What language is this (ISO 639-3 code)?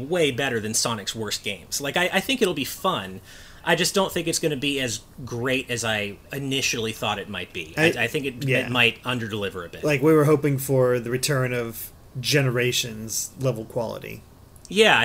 eng